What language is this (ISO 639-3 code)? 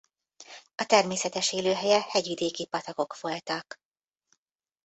hun